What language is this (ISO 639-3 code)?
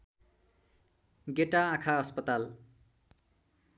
nep